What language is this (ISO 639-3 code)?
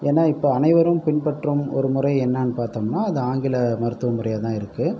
tam